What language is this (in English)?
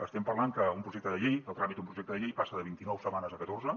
Catalan